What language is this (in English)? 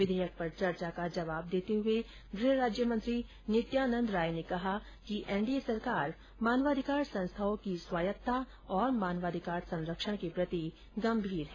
Hindi